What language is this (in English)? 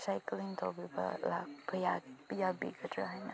Manipuri